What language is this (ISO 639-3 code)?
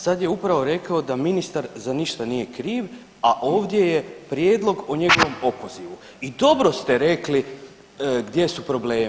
hrv